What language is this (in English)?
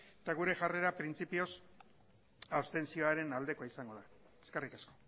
Basque